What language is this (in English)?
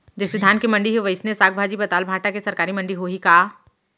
Chhattisgarhi